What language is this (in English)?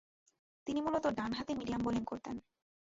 Bangla